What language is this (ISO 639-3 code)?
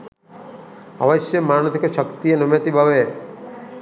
sin